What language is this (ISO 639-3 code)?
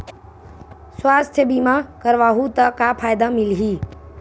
hne